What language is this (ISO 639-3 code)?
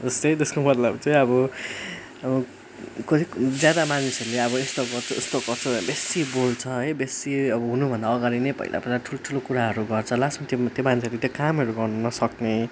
nep